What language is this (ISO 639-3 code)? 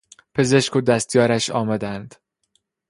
fas